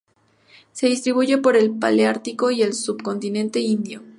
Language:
Spanish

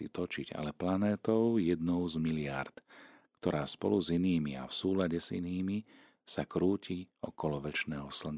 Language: Slovak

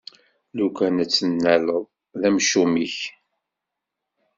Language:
Kabyle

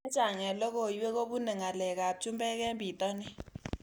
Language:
Kalenjin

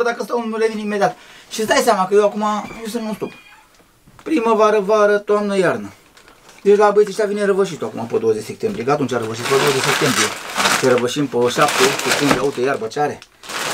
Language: Romanian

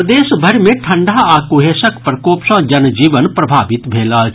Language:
Maithili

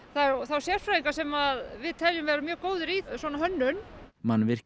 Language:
Icelandic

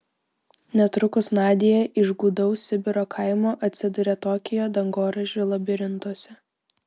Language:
Lithuanian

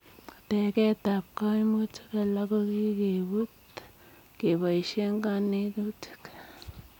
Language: Kalenjin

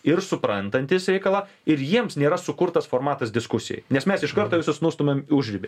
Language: Lithuanian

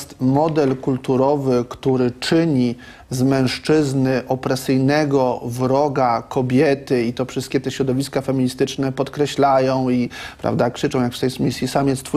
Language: Polish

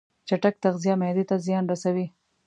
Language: Pashto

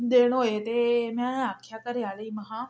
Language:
Dogri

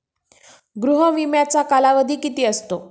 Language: Marathi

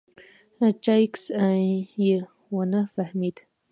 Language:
Pashto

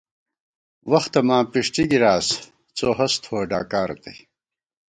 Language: Gawar-Bati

